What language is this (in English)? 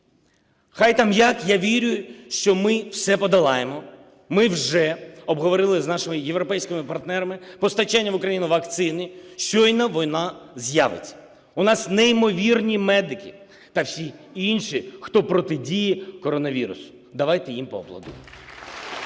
Ukrainian